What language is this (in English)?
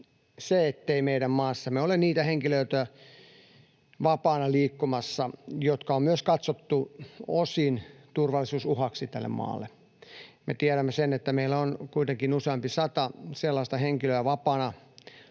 Finnish